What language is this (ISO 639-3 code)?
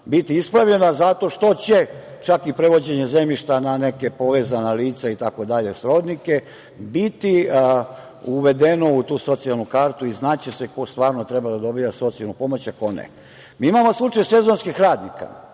srp